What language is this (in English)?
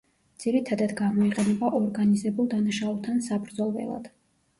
Georgian